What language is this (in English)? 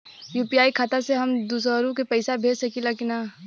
Bhojpuri